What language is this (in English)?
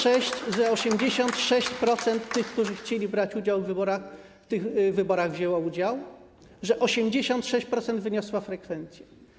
Polish